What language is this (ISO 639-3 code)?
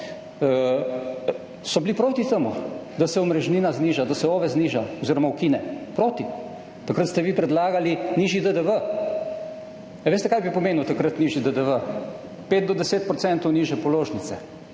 slv